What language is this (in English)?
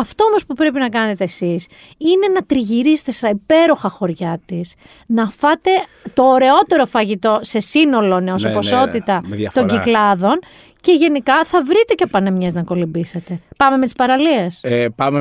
Greek